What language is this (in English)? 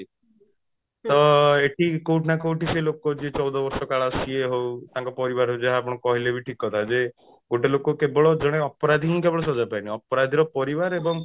Odia